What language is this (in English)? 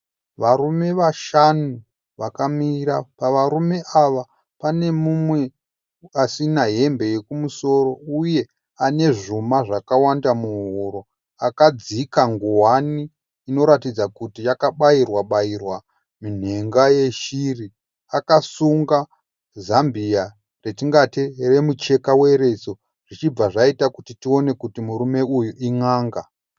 Shona